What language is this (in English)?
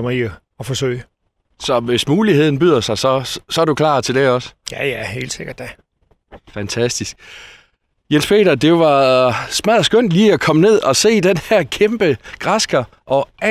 Danish